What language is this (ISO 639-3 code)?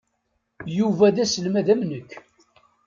kab